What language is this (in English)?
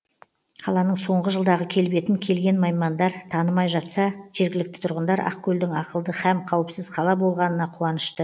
Kazakh